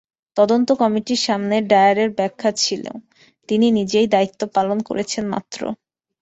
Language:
Bangla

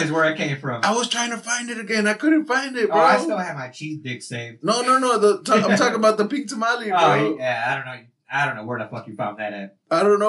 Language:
English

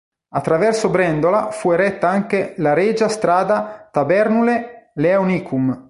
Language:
Italian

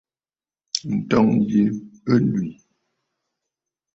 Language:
Bafut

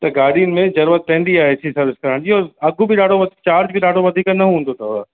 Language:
Sindhi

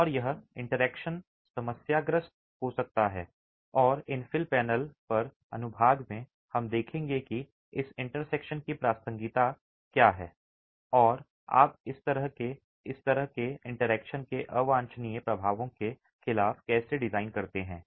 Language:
Hindi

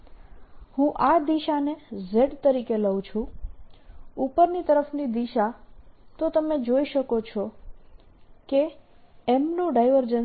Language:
Gujarati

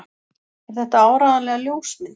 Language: Icelandic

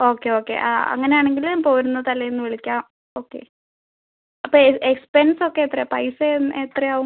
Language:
Malayalam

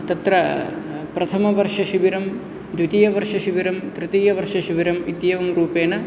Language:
Sanskrit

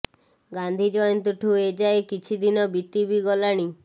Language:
Odia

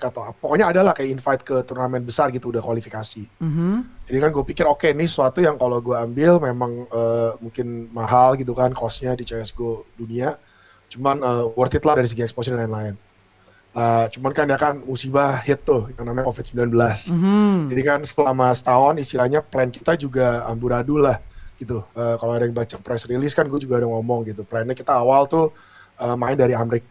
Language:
Indonesian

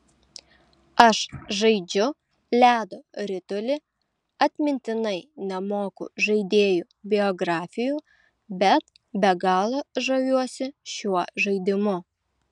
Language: Lithuanian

